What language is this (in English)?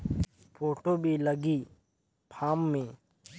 Chhattisgarhi